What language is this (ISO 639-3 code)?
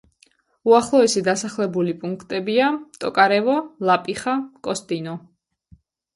kat